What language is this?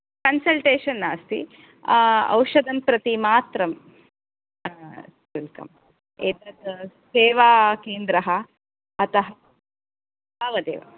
Sanskrit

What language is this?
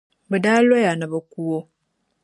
Dagbani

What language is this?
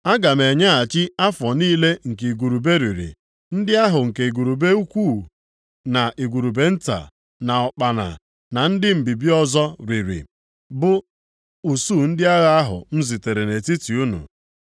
Igbo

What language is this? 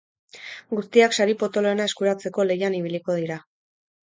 Basque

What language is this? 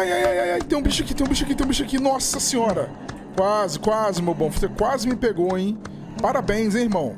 Portuguese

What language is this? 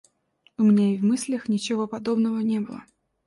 Russian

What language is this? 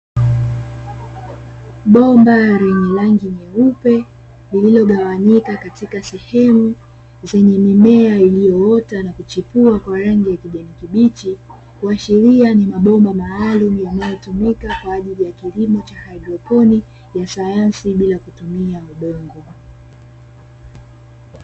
Swahili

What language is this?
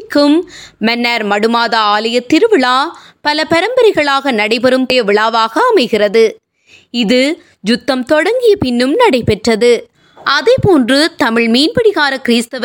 Tamil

